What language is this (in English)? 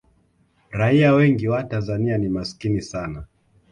Swahili